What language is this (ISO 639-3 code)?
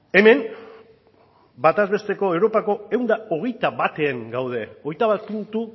eus